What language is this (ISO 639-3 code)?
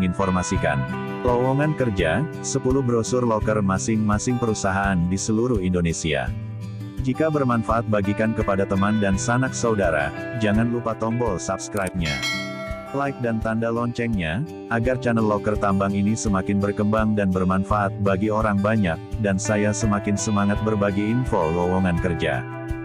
ind